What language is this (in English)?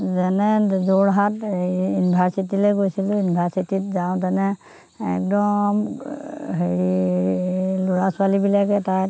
Assamese